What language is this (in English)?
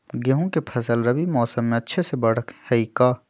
Magahi